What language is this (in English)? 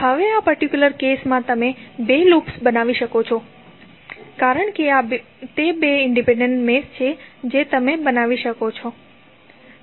Gujarati